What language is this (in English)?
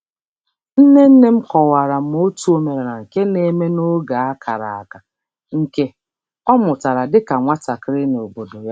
Igbo